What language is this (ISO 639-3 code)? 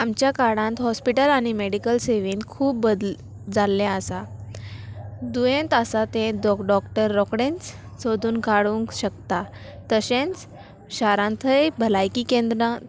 kok